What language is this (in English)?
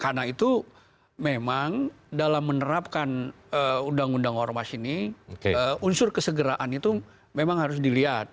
Indonesian